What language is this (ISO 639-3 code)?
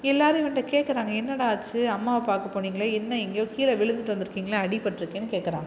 tam